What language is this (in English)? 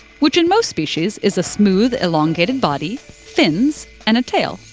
English